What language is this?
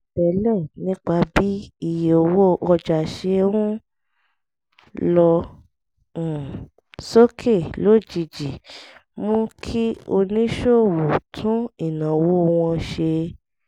Yoruba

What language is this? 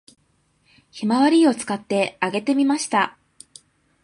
Japanese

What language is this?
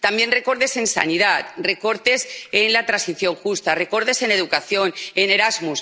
Spanish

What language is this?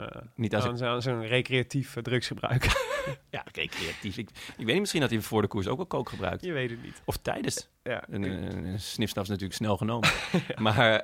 Dutch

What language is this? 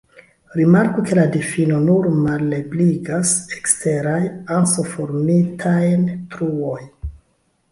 Esperanto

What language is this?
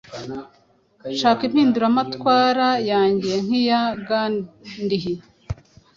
Kinyarwanda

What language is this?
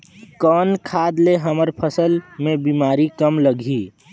Chhattisgarhi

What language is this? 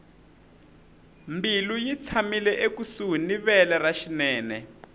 Tsonga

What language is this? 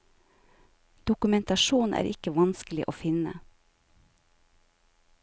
Norwegian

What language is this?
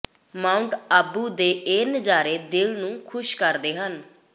Punjabi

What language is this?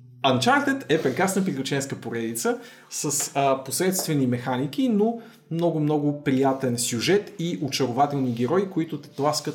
Bulgarian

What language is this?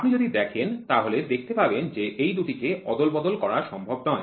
Bangla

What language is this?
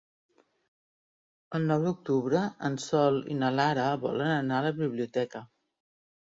Catalan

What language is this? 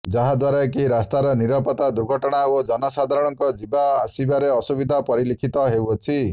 Odia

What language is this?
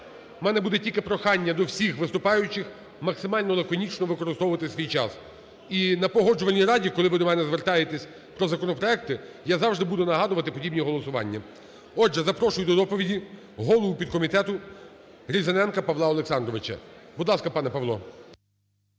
Ukrainian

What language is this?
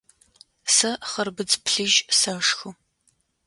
Adyghe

